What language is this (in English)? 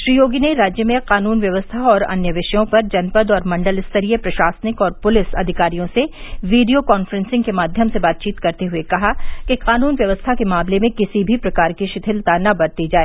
Hindi